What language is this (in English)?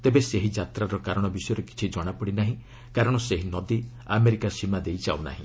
Odia